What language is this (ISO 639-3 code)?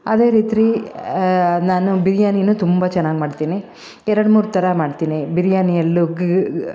kan